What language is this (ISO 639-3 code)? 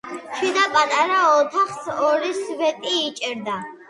kat